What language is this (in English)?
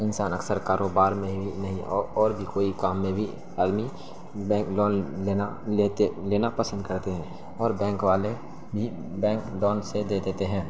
Urdu